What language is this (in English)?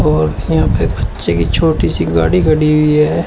Hindi